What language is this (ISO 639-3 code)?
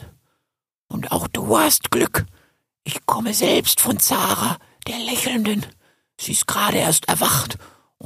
deu